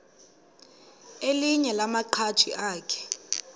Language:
Xhosa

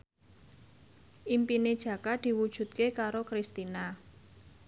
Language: Javanese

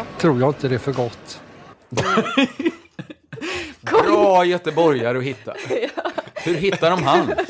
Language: Swedish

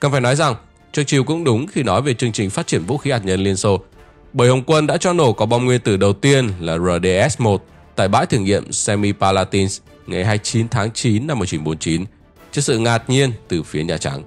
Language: Vietnamese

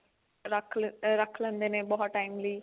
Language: Punjabi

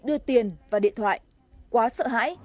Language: Vietnamese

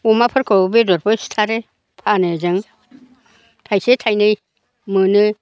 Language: Bodo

